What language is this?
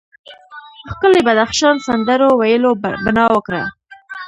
Pashto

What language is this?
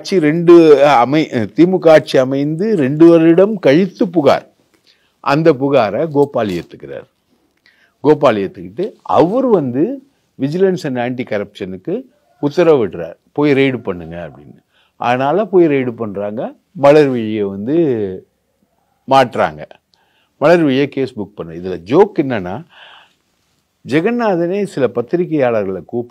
Romanian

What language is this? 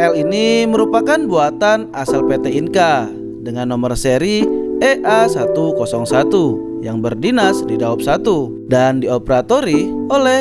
Indonesian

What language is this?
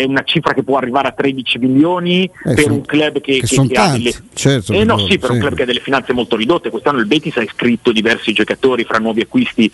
Italian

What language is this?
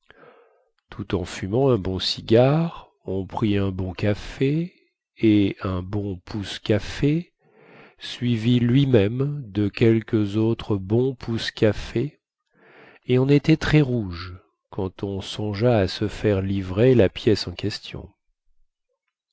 French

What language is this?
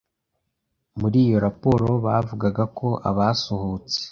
Kinyarwanda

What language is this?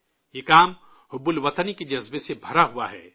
Urdu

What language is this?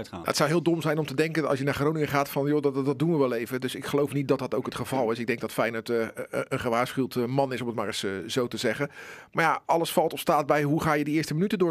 Dutch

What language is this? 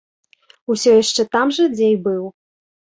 Belarusian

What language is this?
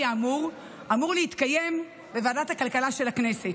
Hebrew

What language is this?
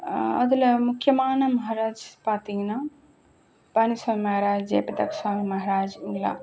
Tamil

